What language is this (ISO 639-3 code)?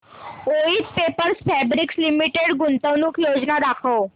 mar